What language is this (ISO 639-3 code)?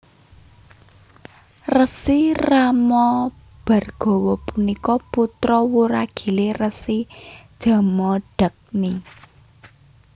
jav